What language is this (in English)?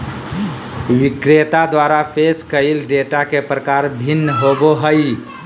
Magahi